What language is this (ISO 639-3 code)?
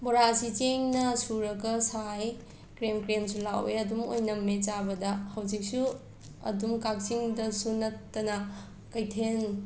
mni